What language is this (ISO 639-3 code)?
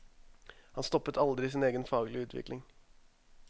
nor